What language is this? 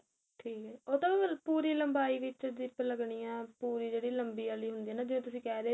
Punjabi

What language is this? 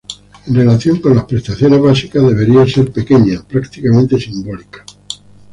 Spanish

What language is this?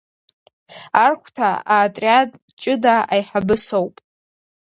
Abkhazian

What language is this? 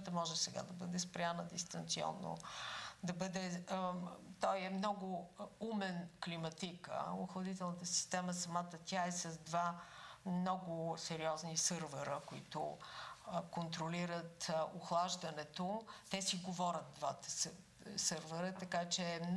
Bulgarian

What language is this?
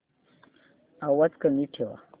Marathi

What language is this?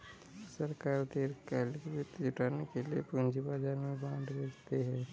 Hindi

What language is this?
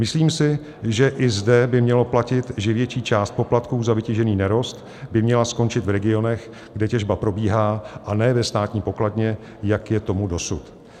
Czech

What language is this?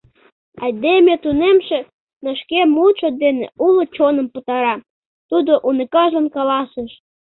Mari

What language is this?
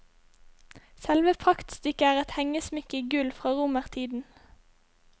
Norwegian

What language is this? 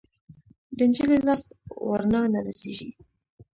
Pashto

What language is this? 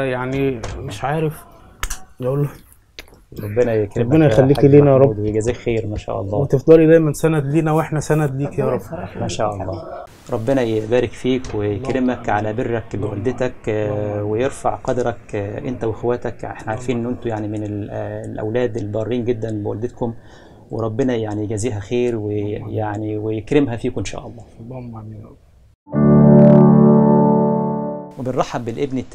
Arabic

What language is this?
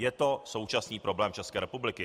Czech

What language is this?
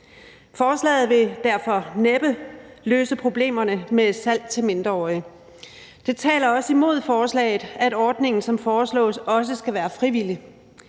Danish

